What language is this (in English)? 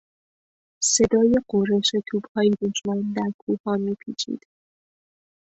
Persian